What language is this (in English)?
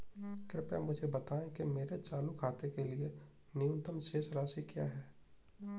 Hindi